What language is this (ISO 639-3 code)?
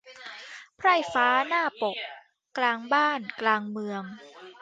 tha